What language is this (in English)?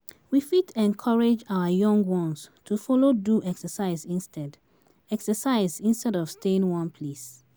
Nigerian Pidgin